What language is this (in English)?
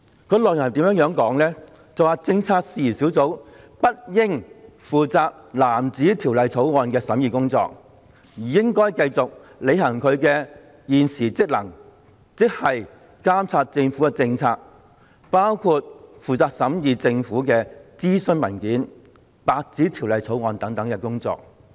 Cantonese